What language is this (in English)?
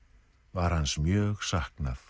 Icelandic